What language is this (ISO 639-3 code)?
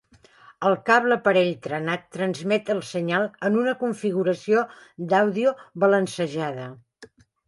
cat